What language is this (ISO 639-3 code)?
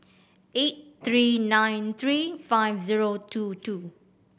eng